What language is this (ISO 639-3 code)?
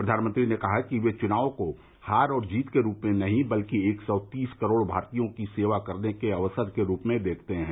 hin